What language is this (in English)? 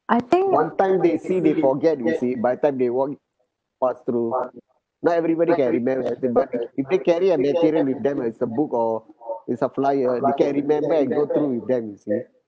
English